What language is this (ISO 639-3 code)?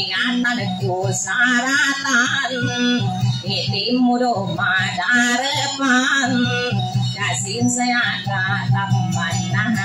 tha